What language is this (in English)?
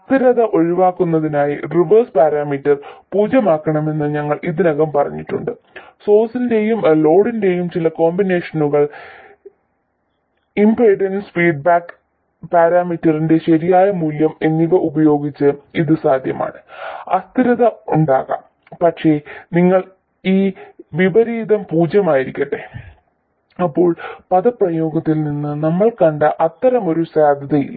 Malayalam